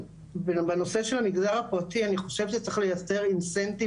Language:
Hebrew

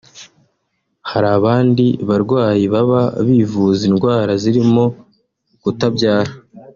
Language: Kinyarwanda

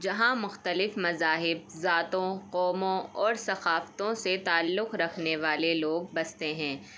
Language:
Urdu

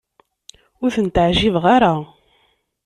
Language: Kabyle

